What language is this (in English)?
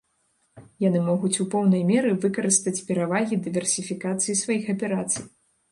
Belarusian